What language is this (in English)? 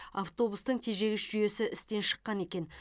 Kazakh